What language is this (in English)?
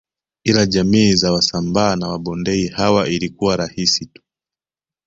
Swahili